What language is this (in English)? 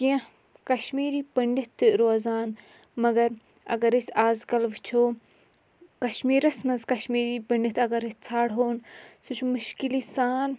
Kashmiri